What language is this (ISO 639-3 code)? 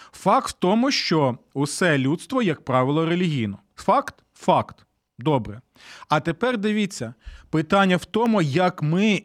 ukr